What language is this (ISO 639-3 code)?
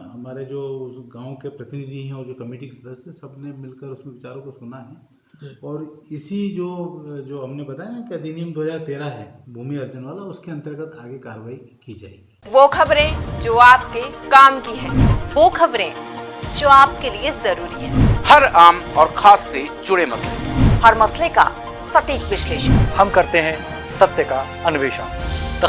hin